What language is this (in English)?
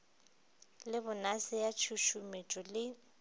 Northern Sotho